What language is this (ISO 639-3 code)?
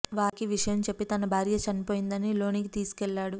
tel